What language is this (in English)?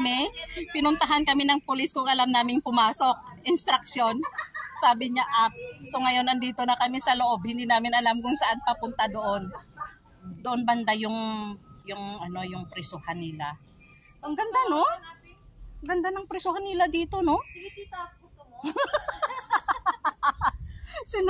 Filipino